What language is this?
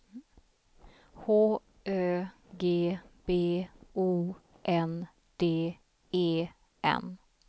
Swedish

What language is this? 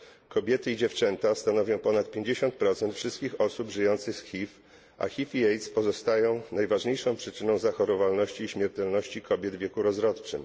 Polish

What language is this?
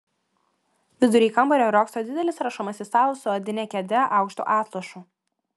Lithuanian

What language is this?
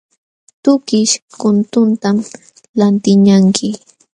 Jauja Wanca Quechua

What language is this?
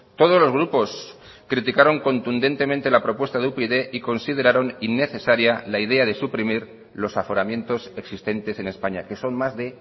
Spanish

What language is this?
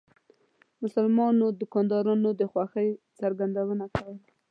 Pashto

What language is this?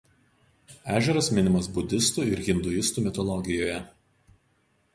Lithuanian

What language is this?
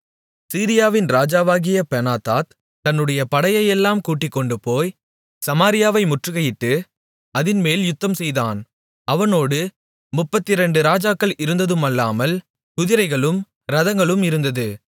Tamil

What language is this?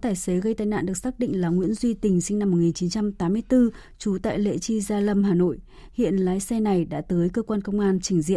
Vietnamese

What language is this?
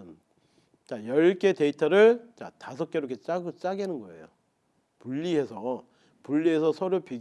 Korean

